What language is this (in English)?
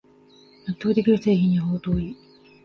Japanese